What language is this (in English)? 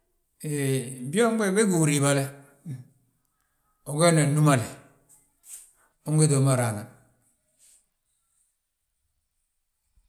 Balanta-Ganja